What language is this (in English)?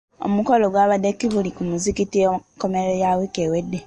Ganda